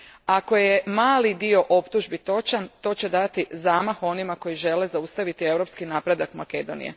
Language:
Croatian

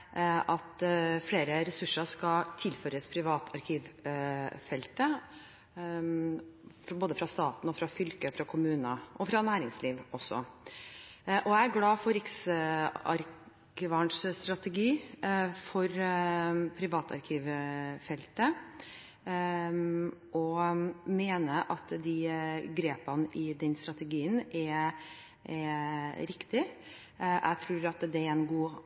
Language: Norwegian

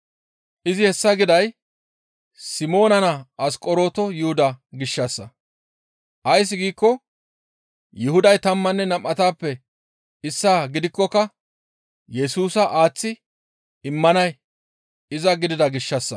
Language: Gamo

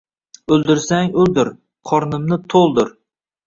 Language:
Uzbek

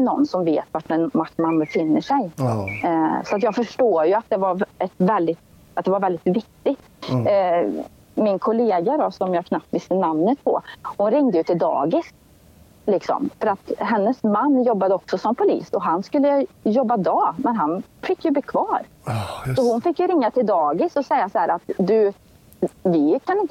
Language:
Swedish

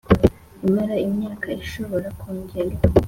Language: Kinyarwanda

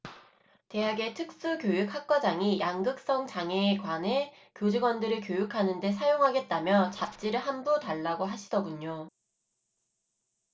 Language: Korean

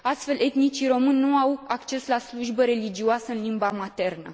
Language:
Romanian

